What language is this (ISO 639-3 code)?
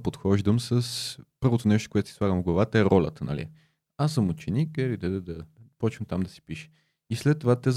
bul